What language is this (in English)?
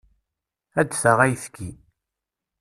Kabyle